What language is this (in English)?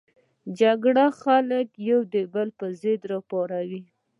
Pashto